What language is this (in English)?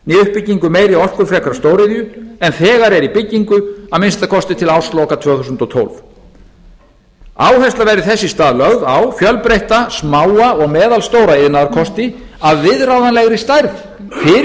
Icelandic